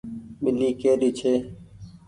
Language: Goaria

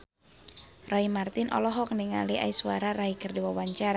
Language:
Sundanese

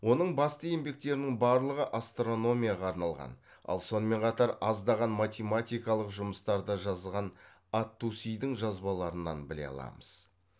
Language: Kazakh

